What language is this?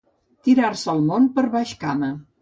Catalan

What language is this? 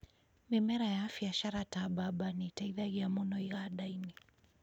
Kikuyu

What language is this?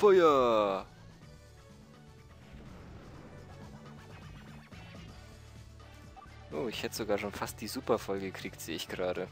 German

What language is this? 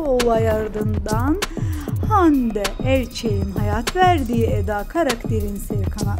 Turkish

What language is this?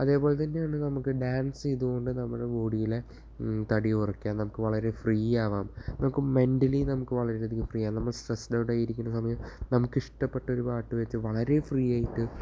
Malayalam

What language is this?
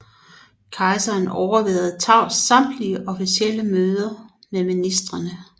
Danish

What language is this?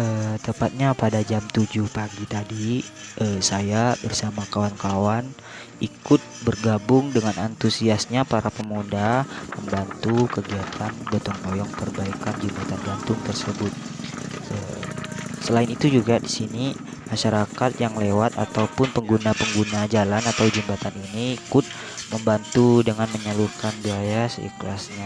Indonesian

